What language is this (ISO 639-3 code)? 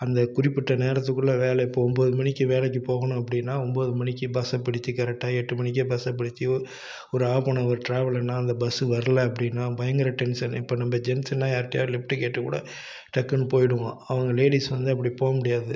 tam